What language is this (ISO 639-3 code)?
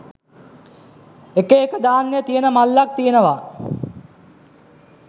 sin